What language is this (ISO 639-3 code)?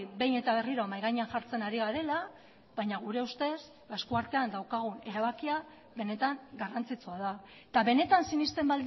eus